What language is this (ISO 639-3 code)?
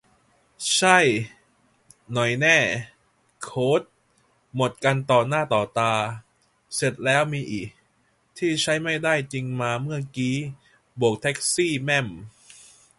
tha